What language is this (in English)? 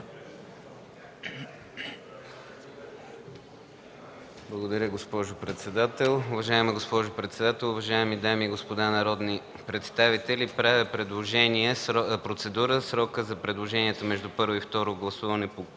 Bulgarian